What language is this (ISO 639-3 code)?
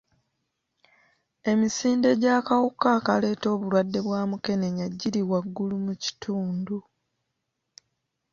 lug